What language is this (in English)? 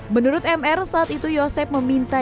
Indonesian